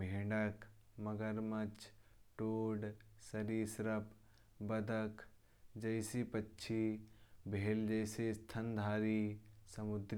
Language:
Kanauji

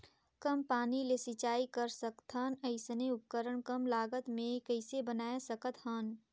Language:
Chhattisgarhi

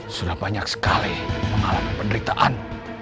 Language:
Indonesian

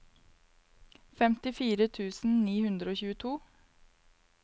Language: Norwegian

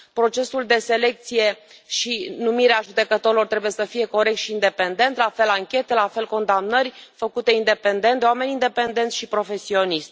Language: Romanian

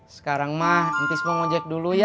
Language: Indonesian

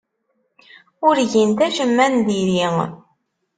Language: Kabyle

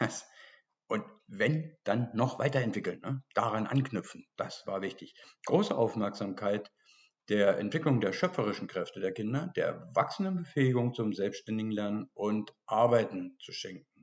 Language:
German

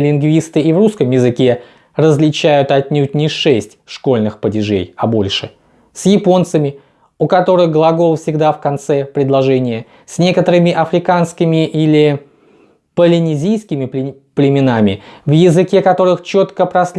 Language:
Russian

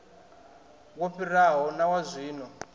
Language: Venda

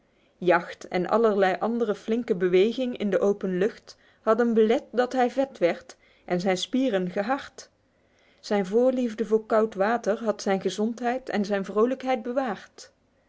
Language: Dutch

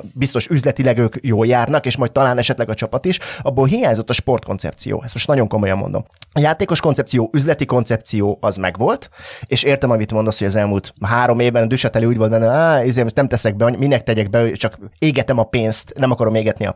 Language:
Hungarian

